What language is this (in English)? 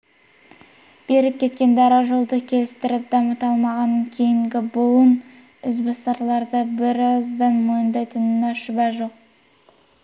Kazakh